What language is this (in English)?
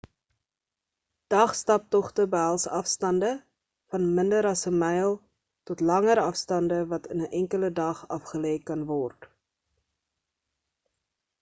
Afrikaans